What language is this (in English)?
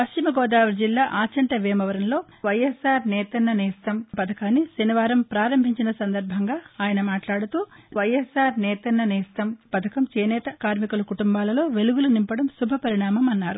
Telugu